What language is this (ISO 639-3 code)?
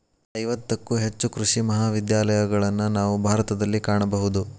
kan